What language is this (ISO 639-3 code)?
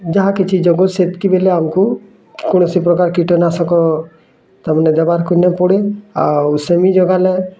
ori